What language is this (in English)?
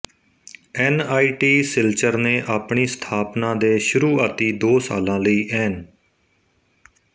Punjabi